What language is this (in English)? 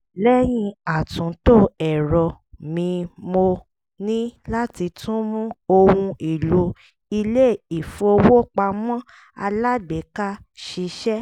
Yoruba